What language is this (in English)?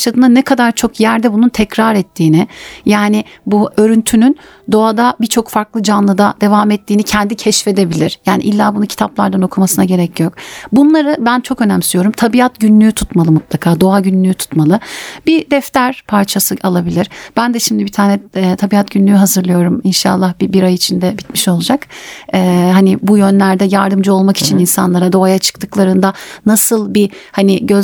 Turkish